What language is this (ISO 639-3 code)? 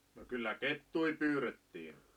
fin